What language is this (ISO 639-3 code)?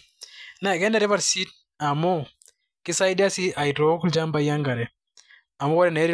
mas